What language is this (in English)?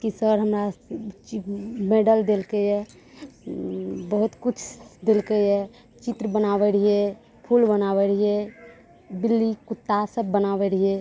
Maithili